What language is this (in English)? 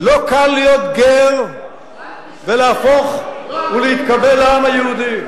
Hebrew